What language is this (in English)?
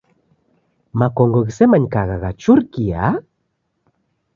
Taita